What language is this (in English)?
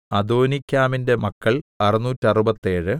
Malayalam